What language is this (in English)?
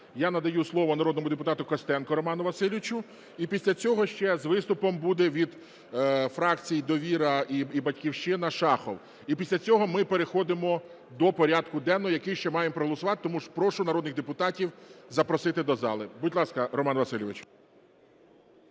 Ukrainian